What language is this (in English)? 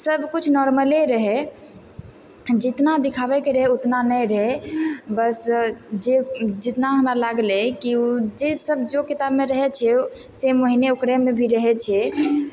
Maithili